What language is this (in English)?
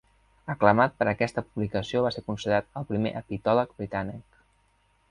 Catalan